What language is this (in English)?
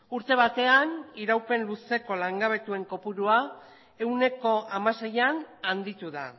Basque